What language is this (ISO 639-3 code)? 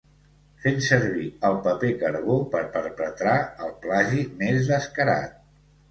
cat